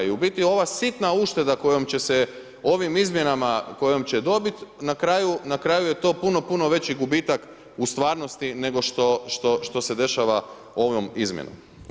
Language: Croatian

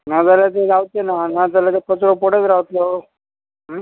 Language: Konkani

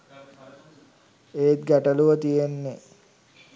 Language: Sinhala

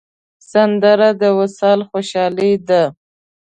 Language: Pashto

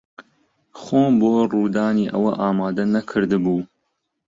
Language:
Central Kurdish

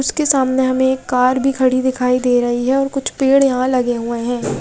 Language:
Hindi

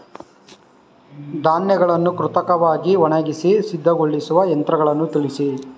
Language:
Kannada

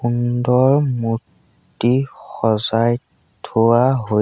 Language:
Assamese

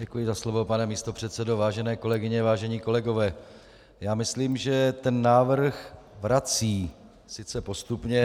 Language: Czech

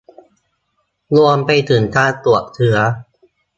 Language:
Thai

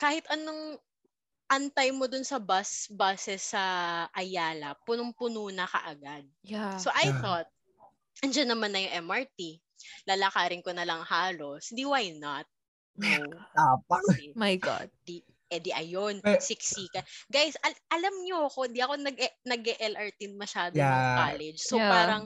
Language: Filipino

